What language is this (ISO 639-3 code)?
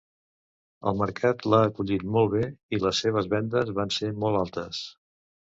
cat